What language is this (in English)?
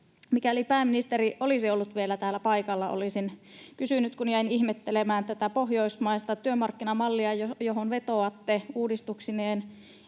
Finnish